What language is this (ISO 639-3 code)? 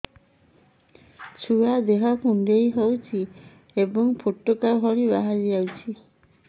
ori